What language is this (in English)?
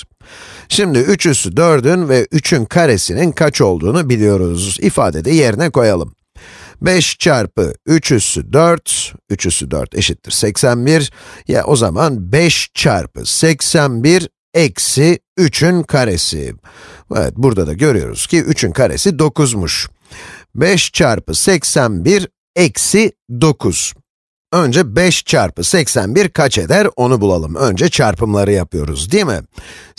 Turkish